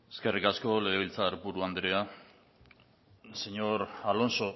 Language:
Basque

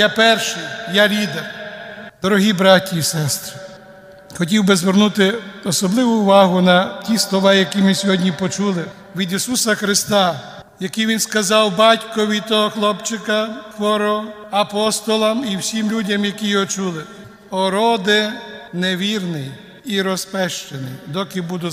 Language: Ukrainian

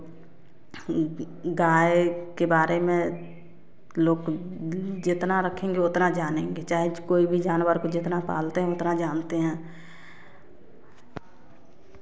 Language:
Hindi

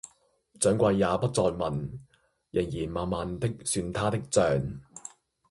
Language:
Cantonese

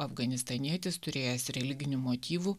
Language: Lithuanian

